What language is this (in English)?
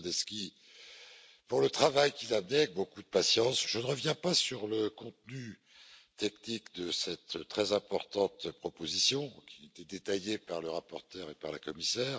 French